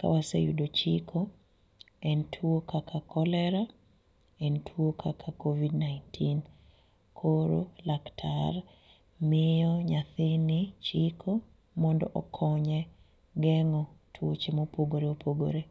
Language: Luo (Kenya and Tanzania)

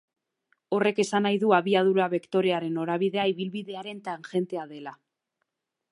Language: Basque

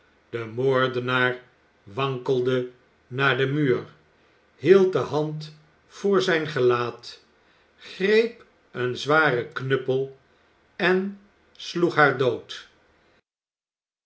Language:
Dutch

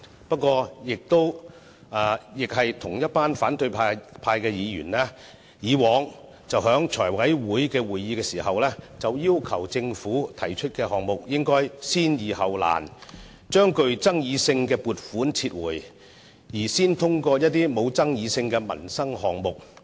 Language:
Cantonese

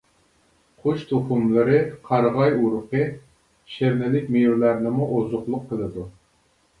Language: Uyghur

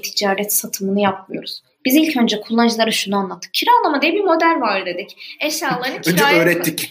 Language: Turkish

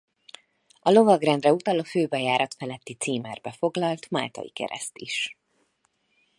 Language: Hungarian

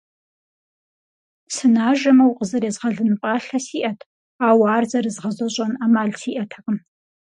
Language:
Kabardian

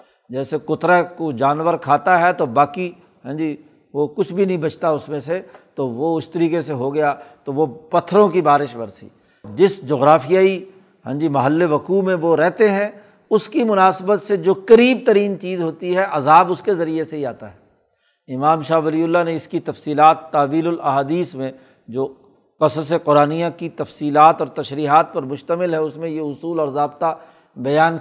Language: Urdu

